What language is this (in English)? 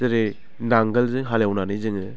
Bodo